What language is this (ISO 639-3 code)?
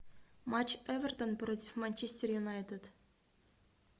rus